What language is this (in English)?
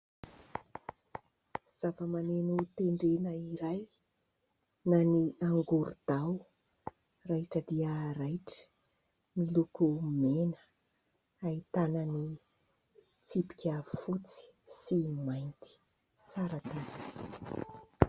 Malagasy